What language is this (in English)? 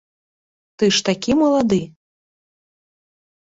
Belarusian